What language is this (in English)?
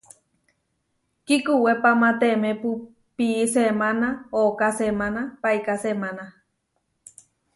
Huarijio